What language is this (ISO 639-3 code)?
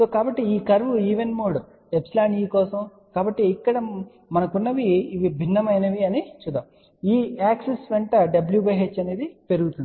tel